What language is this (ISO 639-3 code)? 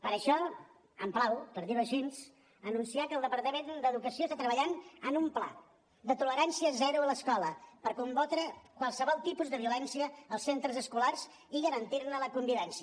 cat